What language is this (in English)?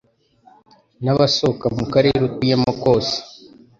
Kinyarwanda